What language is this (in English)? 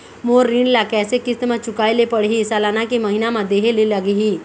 Chhattisgarhi